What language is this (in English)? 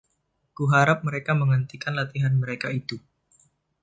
Indonesian